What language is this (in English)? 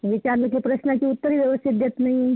Marathi